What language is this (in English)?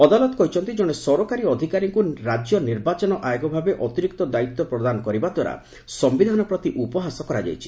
Odia